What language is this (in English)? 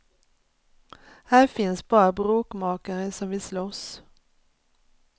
Swedish